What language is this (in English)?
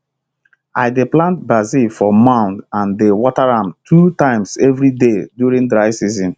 Nigerian Pidgin